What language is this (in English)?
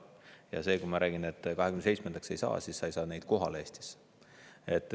Estonian